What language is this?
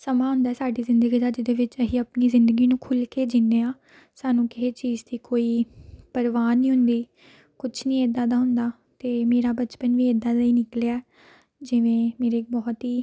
Punjabi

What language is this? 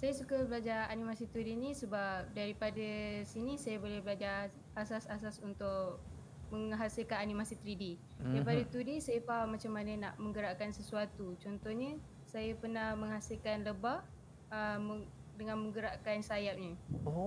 Malay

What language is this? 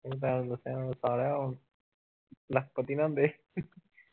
Punjabi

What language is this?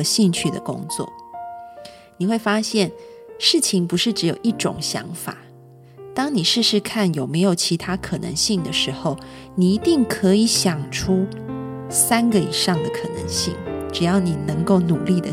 Chinese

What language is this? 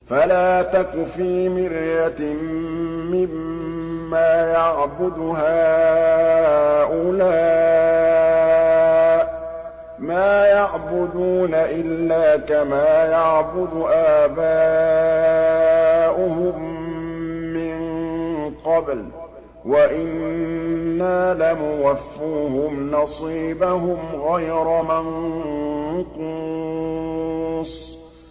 Arabic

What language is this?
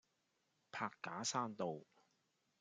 Cantonese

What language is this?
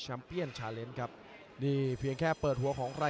Thai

